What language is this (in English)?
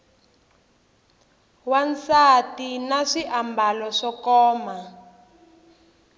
Tsonga